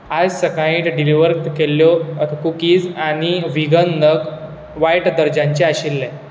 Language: Konkani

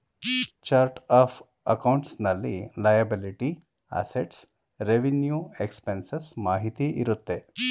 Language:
Kannada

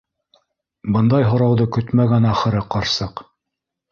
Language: Bashkir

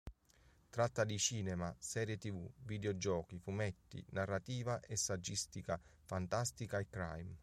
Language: Italian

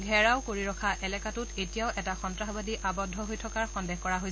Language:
Assamese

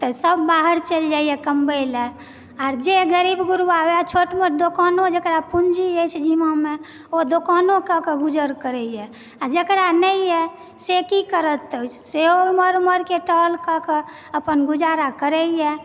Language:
Maithili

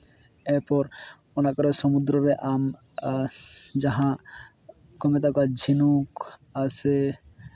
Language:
Santali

